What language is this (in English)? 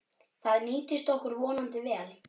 Icelandic